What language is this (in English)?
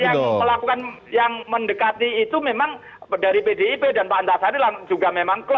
Indonesian